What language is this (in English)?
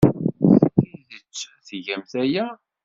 Kabyle